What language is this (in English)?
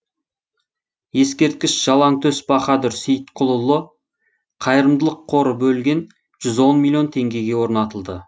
Kazakh